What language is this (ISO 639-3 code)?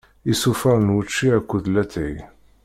kab